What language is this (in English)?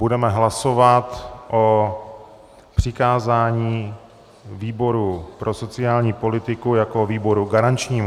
Czech